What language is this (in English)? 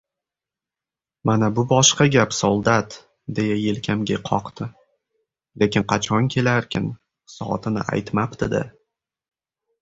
Uzbek